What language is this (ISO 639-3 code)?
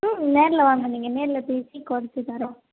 tam